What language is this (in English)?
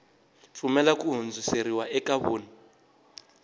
Tsonga